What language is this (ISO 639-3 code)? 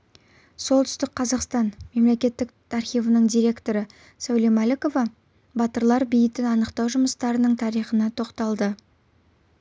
kaz